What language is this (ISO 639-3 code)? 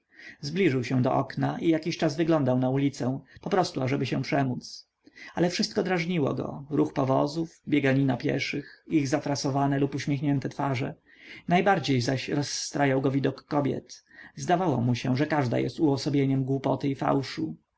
pol